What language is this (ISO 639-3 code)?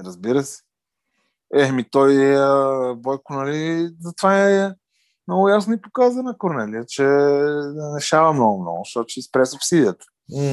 bul